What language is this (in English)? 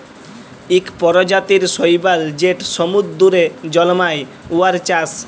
Bangla